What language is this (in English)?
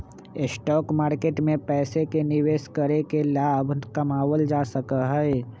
Magahi